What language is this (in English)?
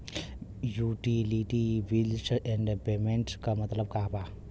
Bhojpuri